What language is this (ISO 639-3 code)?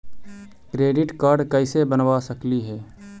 mag